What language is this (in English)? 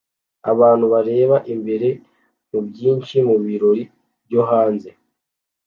Kinyarwanda